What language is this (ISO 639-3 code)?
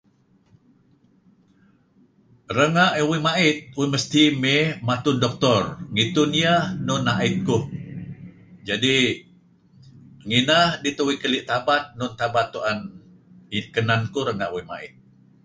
kzi